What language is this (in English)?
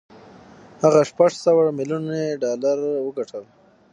Pashto